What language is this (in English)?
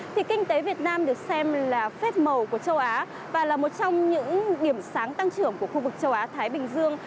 Vietnamese